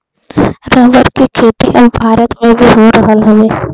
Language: Bhojpuri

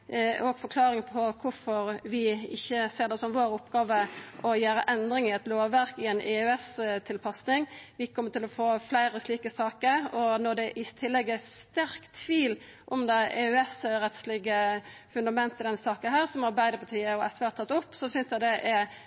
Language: Norwegian Nynorsk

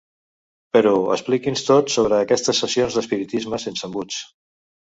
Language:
Catalan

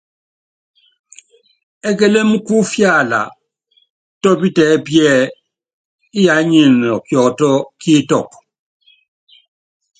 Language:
Yangben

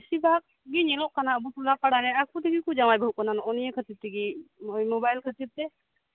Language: Santali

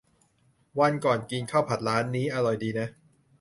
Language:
Thai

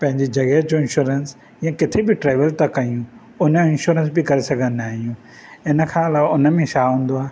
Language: Sindhi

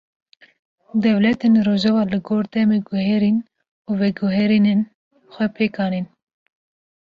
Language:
Kurdish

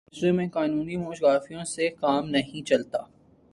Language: Urdu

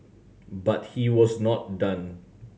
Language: English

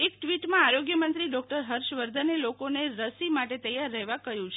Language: Gujarati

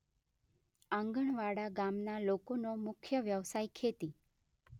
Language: Gujarati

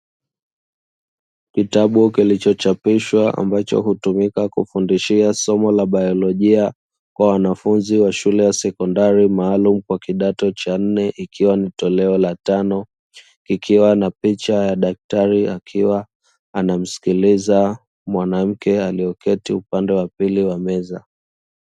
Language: Swahili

